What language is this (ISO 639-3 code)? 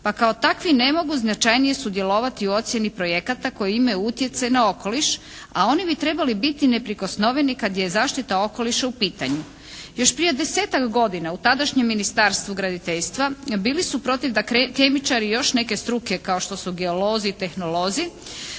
hrv